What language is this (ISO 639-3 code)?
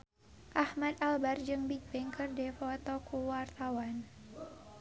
sun